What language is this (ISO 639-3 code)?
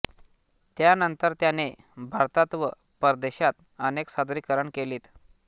mar